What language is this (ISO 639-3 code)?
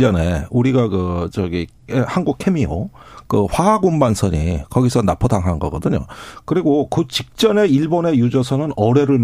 kor